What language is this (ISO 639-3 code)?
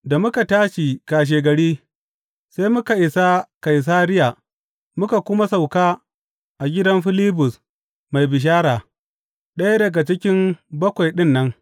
hau